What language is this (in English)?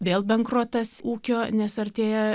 Lithuanian